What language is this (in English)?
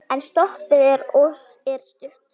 Icelandic